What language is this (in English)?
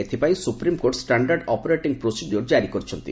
Odia